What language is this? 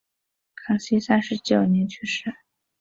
Chinese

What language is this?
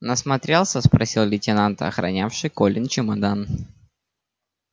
Russian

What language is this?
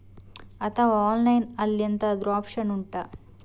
Kannada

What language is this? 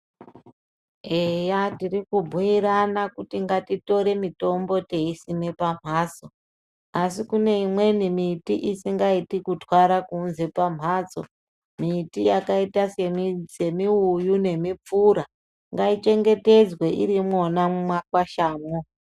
Ndau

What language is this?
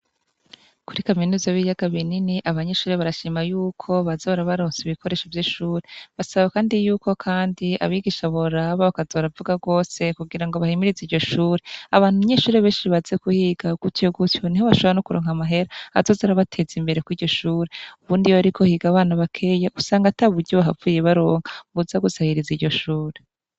Rundi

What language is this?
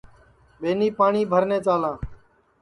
Sansi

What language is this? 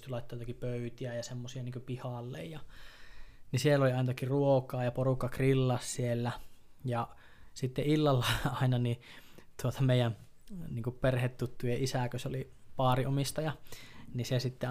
Finnish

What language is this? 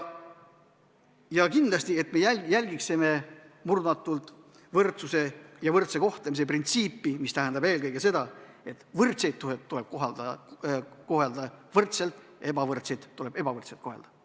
Estonian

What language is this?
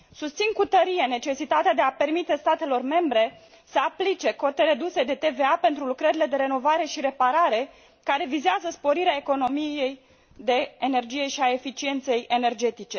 Romanian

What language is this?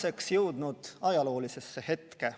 Estonian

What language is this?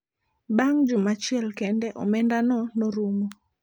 Luo (Kenya and Tanzania)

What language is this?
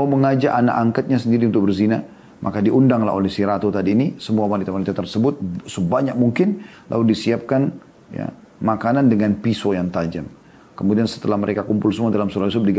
Indonesian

